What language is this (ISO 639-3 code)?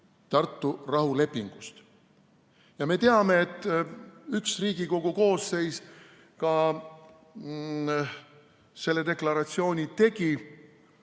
est